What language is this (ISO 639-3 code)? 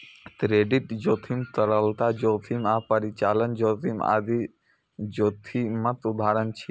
mai